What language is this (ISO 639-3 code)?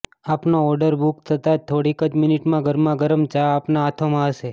guj